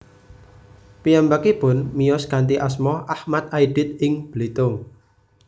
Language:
Javanese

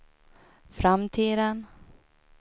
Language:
Swedish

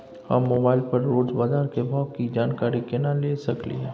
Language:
Maithili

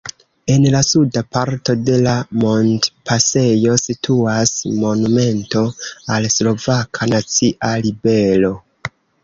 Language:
Esperanto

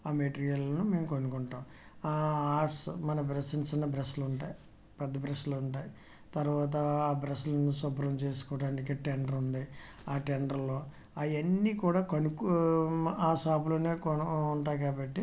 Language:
Telugu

